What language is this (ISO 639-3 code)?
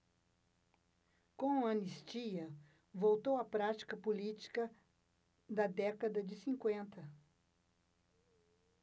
por